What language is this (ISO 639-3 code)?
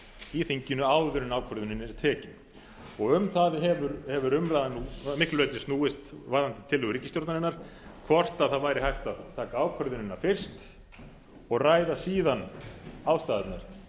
isl